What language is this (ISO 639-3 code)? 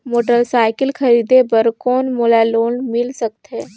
hne